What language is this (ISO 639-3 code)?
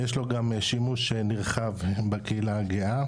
heb